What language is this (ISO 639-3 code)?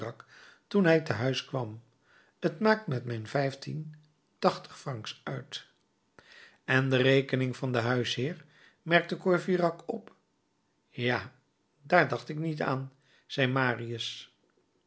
nld